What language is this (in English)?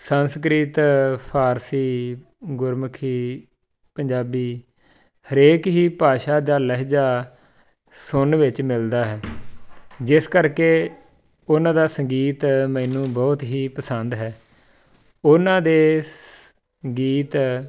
Punjabi